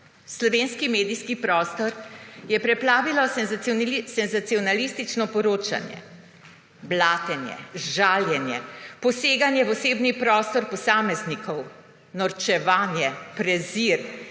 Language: Slovenian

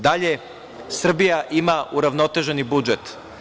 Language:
Serbian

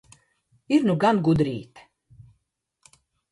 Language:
Latvian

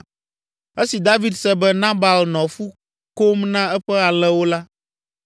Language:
Ewe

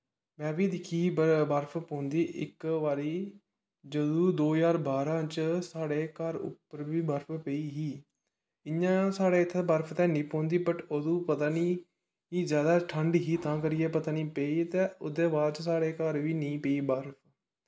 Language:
Dogri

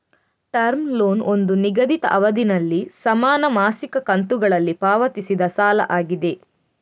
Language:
Kannada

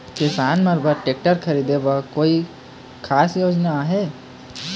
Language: Chhattisgarhi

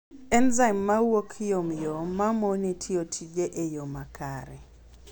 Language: Luo (Kenya and Tanzania)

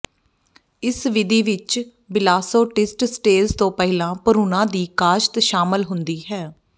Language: Punjabi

